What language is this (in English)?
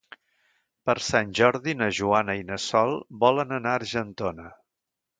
Catalan